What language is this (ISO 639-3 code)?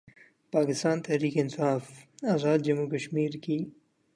urd